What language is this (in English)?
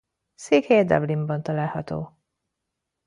Hungarian